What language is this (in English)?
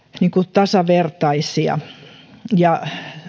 Finnish